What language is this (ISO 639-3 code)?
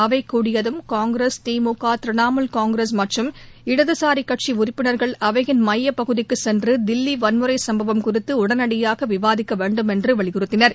tam